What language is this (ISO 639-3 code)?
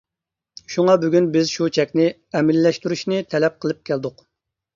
uig